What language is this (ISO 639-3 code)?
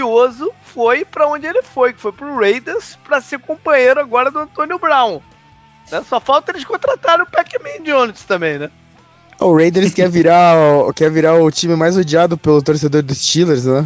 por